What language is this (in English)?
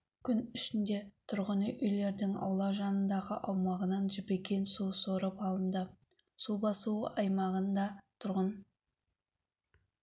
Kazakh